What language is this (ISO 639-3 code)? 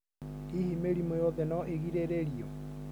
kik